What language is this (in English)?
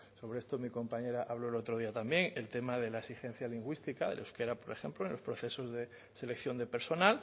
Spanish